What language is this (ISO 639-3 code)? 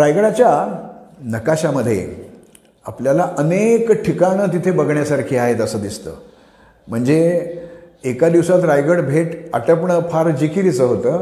mar